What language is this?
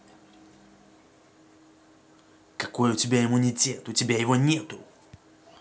Russian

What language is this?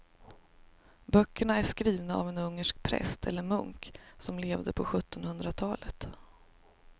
Swedish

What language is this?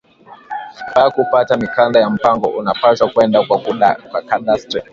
Swahili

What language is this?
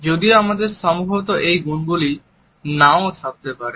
Bangla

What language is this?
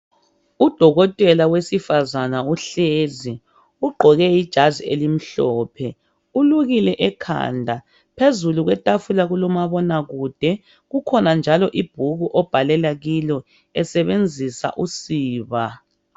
North Ndebele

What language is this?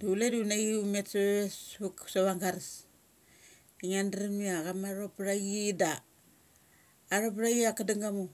Mali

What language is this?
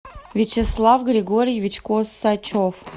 Russian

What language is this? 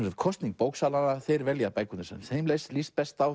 Icelandic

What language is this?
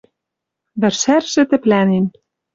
Western Mari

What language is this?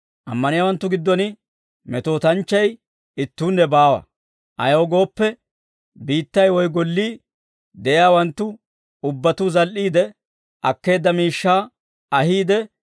Dawro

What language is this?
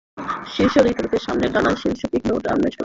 Bangla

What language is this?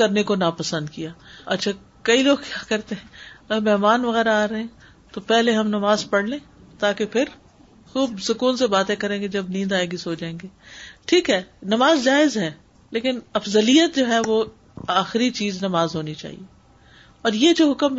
Urdu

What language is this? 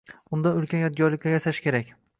Uzbek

